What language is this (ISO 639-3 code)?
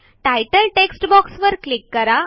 mar